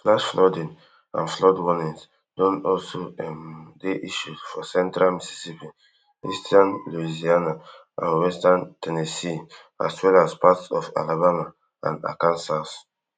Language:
Nigerian Pidgin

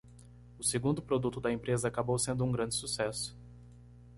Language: Portuguese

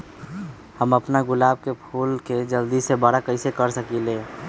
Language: Magahi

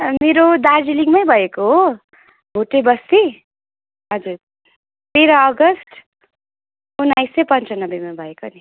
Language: Nepali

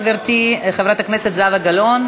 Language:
Hebrew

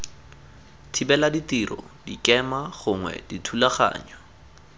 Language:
Tswana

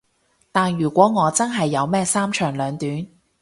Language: Cantonese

